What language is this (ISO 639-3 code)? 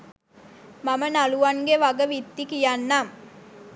sin